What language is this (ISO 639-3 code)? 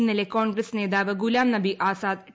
mal